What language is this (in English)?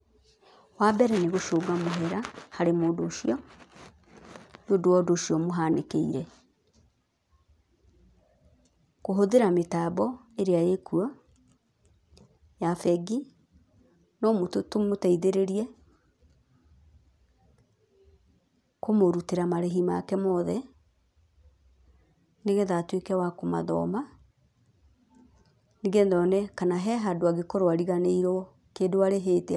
Kikuyu